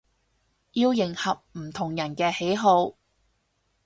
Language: Cantonese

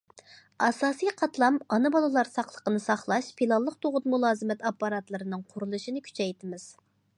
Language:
Uyghur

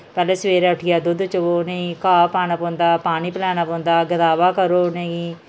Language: Dogri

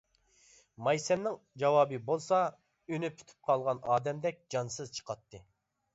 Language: Uyghur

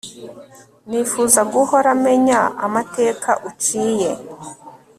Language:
Kinyarwanda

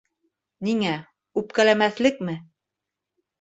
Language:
Bashkir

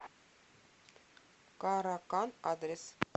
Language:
Russian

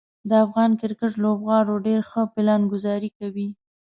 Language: Pashto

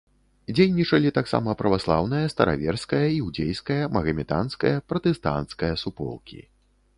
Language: Belarusian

